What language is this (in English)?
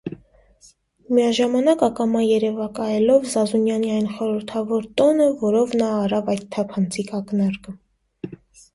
Armenian